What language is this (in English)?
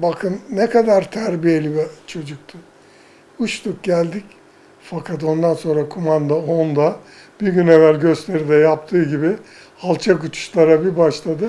Turkish